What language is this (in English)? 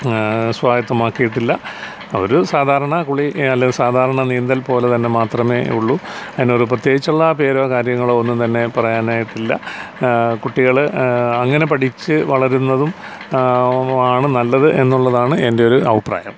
Malayalam